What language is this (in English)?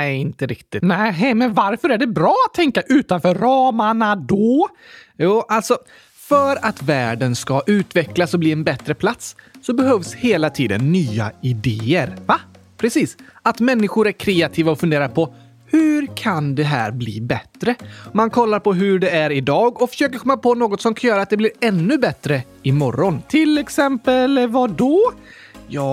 Swedish